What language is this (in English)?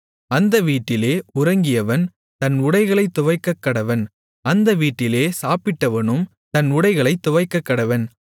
Tamil